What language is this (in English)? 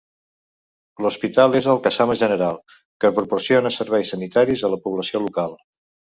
Catalan